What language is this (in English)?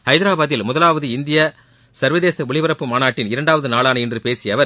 Tamil